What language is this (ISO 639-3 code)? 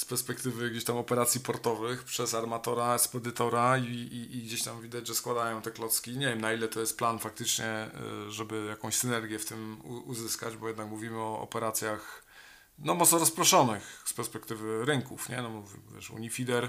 pol